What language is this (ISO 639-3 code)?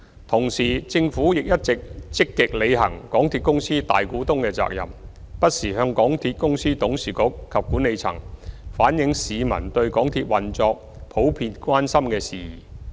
yue